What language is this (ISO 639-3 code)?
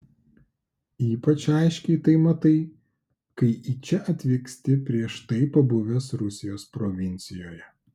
lit